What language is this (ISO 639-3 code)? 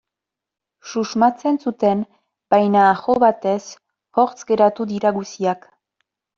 eus